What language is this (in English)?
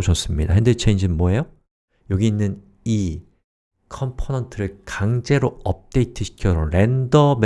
Korean